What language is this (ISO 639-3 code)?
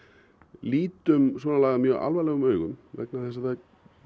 isl